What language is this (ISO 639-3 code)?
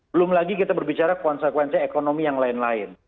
ind